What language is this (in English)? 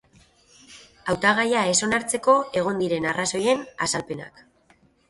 Basque